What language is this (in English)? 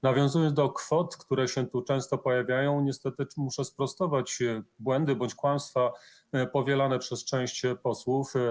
Polish